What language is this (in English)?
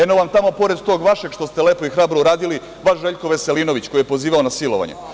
Serbian